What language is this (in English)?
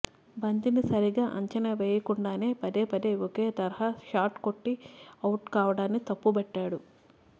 Telugu